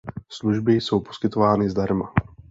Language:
Czech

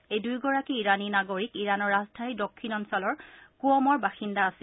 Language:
Assamese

